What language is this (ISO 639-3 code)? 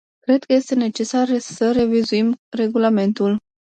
ron